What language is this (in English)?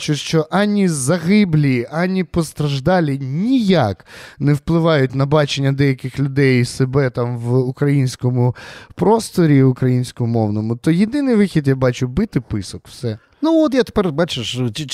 Ukrainian